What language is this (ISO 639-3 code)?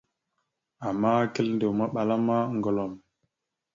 mxu